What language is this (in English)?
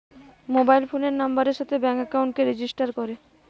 Bangla